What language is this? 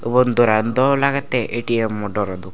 Chakma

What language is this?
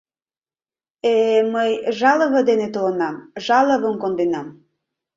Mari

